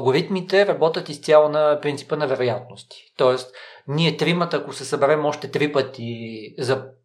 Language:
Bulgarian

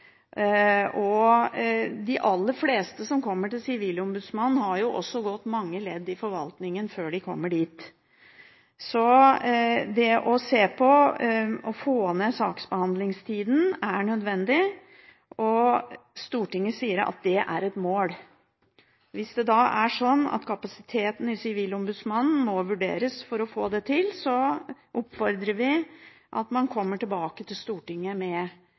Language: Norwegian Bokmål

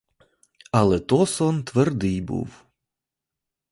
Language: Ukrainian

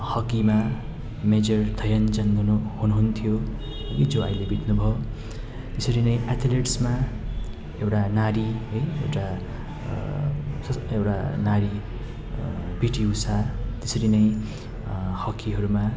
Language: Nepali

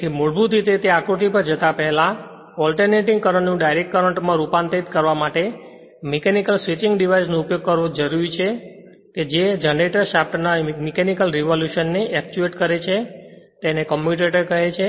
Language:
Gujarati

